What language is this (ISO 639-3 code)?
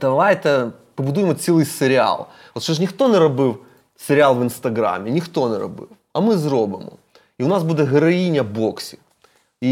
ukr